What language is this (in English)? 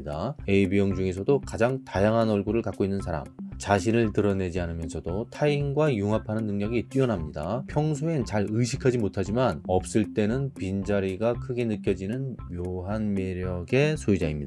Korean